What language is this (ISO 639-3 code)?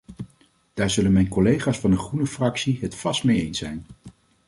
nld